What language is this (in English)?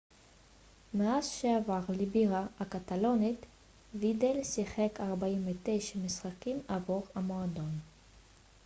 Hebrew